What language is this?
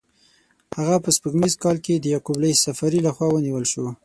Pashto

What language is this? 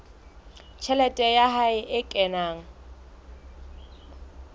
Southern Sotho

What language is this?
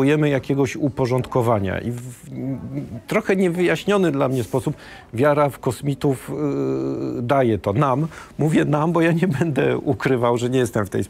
Polish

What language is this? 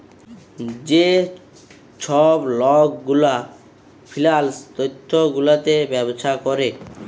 Bangla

